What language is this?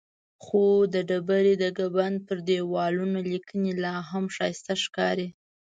Pashto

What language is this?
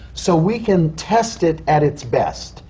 English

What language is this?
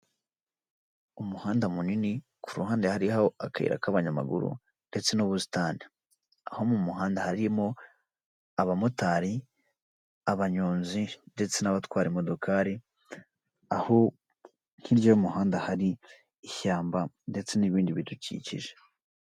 Kinyarwanda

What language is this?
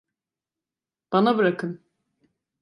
Turkish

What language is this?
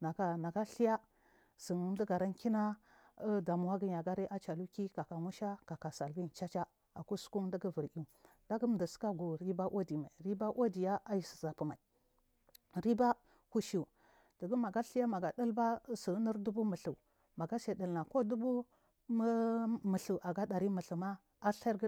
Marghi South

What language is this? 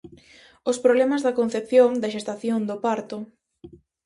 Galician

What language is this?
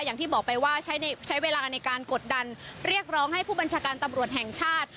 Thai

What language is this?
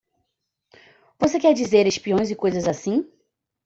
Portuguese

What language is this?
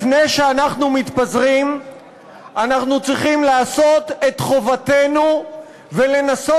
Hebrew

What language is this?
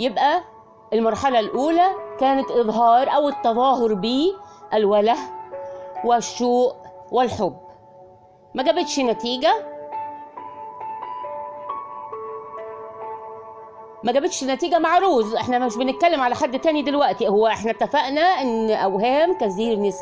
Arabic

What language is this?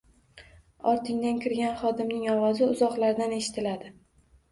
Uzbek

